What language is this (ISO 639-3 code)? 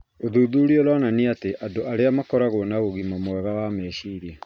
kik